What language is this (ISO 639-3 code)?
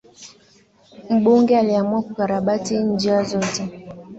swa